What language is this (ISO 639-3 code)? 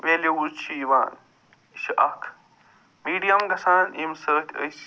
kas